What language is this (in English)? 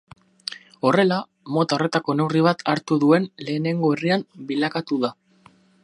Basque